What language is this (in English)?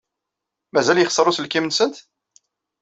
Kabyle